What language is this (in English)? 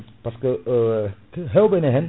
Fula